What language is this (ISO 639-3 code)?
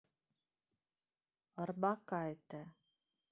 rus